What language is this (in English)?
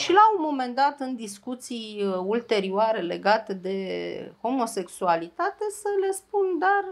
Romanian